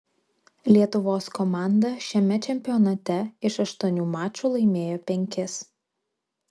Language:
Lithuanian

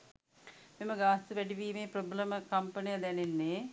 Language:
Sinhala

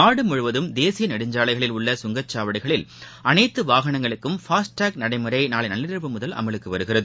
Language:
Tamil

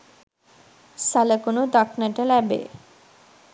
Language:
Sinhala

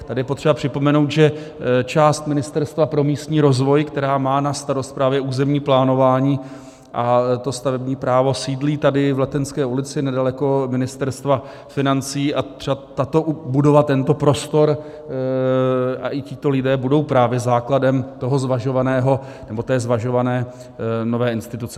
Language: Czech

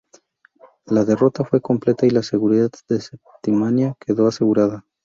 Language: Spanish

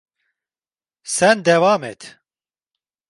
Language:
Turkish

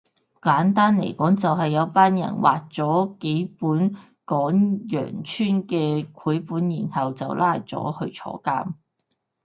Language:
Cantonese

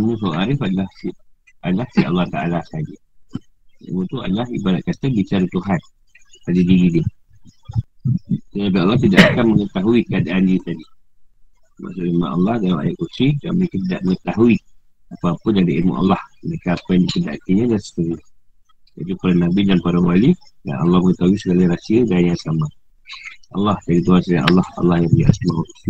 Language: Malay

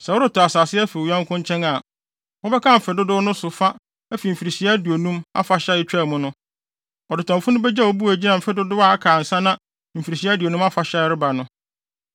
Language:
Akan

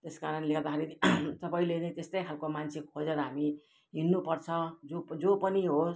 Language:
Nepali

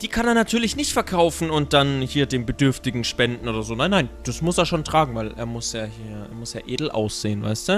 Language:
German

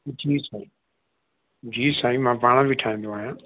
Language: Sindhi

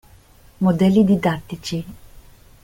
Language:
Italian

